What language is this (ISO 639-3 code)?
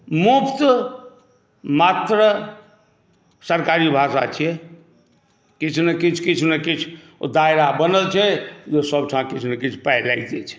mai